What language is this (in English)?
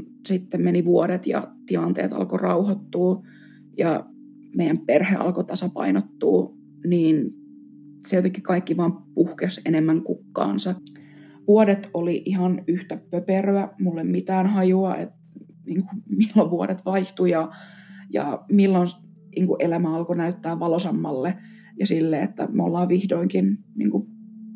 Finnish